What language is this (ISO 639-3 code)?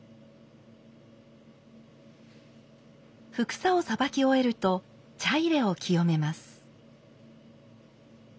jpn